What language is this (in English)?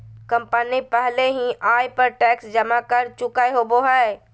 Magahi